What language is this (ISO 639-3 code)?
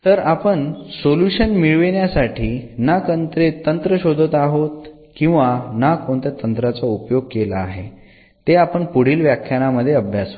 mar